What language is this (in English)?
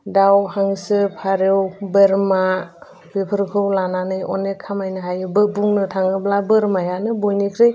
Bodo